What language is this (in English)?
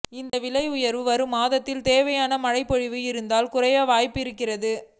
Tamil